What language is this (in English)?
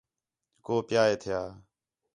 Khetrani